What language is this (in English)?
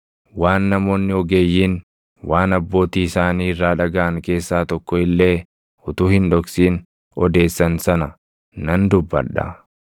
Oromo